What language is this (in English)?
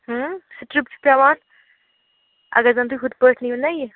Kashmiri